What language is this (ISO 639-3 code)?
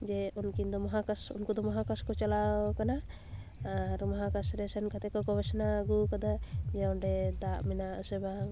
sat